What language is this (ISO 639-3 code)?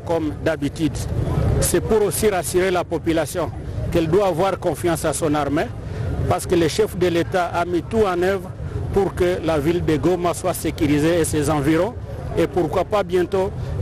fra